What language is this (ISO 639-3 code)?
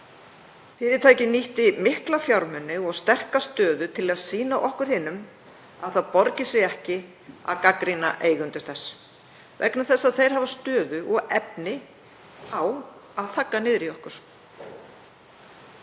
isl